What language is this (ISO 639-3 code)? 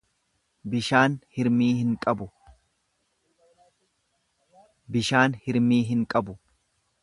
orm